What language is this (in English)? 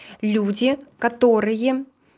Russian